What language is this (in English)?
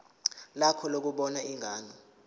Zulu